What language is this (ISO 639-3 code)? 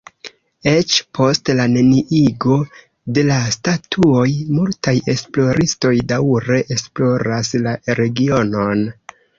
epo